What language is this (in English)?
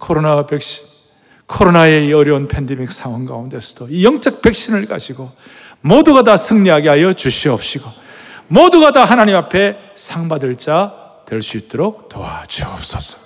Korean